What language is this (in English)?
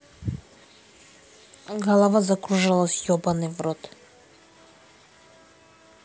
Russian